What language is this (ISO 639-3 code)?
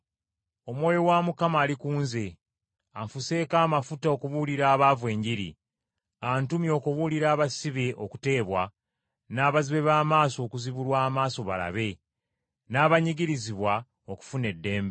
lug